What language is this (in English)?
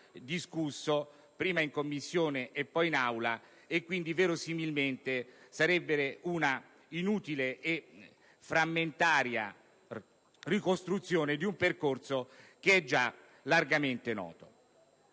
Italian